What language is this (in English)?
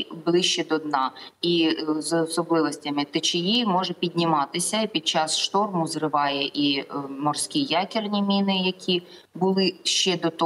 Ukrainian